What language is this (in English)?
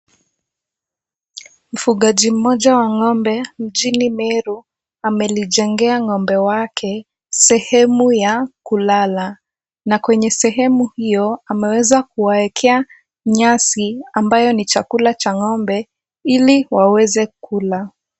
Swahili